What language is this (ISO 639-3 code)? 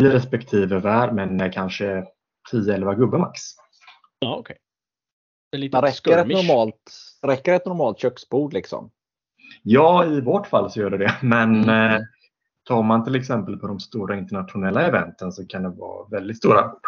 swe